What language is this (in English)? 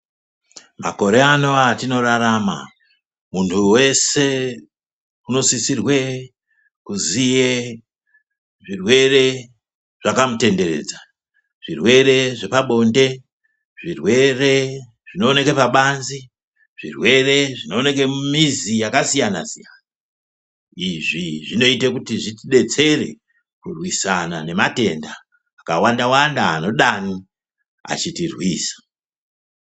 Ndau